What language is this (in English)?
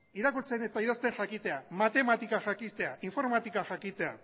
Basque